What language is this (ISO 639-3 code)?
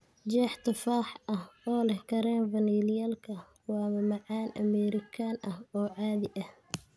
som